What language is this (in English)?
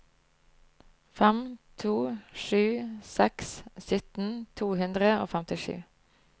Norwegian